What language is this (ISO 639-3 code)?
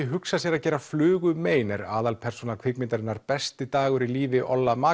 isl